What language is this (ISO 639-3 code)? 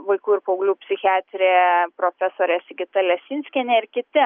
lit